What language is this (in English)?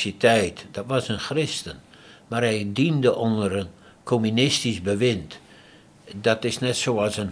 Dutch